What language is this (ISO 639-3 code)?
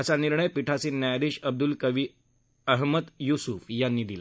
mar